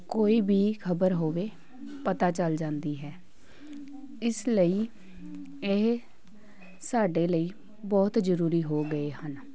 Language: Punjabi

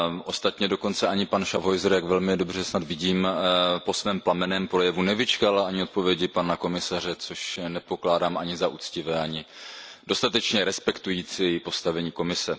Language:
Czech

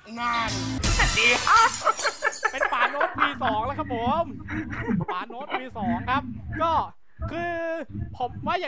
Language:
Thai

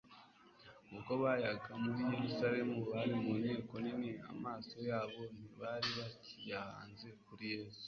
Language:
Kinyarwanda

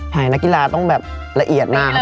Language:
Thai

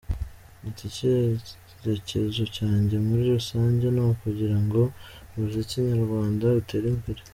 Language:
Kinyarwanda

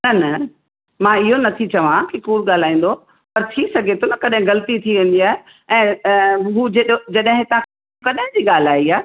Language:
Sindhi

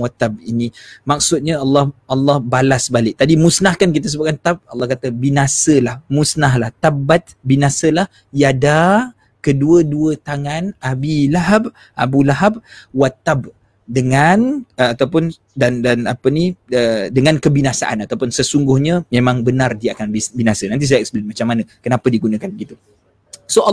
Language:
Malay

